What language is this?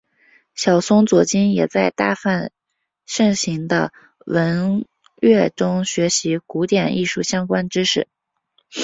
Chinese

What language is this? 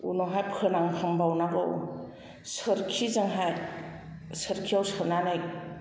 Bodo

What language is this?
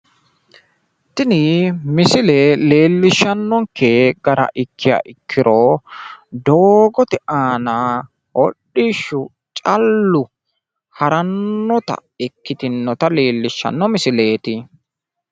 Sidamo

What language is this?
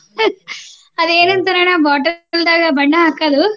Kannada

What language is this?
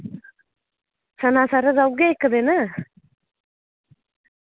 Dogri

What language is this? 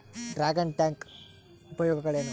Kannada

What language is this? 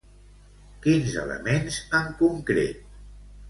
Catalan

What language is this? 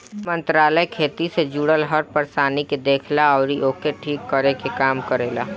Bhojpuri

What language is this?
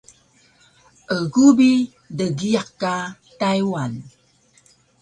Taroko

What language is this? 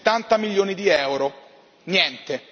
Italian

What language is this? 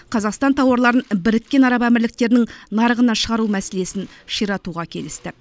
Kazakh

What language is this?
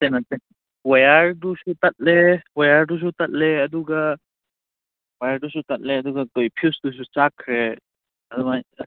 Manipuri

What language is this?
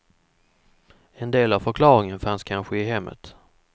Swedish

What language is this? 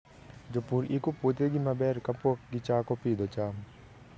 Luo (Kenya and Tanzania)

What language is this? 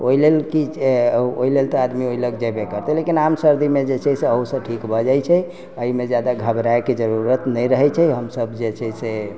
Maithili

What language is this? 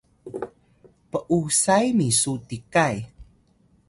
Atayal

